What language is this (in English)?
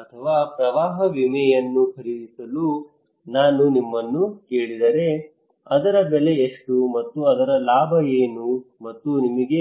Kannada